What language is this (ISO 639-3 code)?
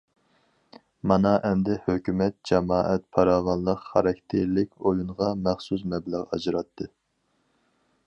uig